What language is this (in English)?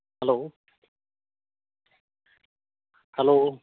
Santali